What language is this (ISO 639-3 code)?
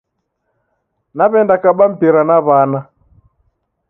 dav